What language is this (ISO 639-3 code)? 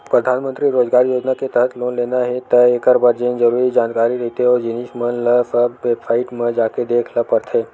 hne